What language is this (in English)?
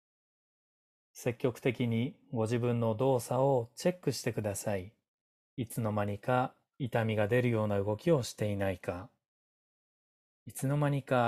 Japanese